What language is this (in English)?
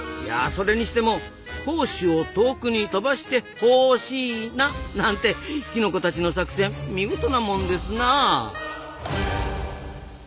Japanese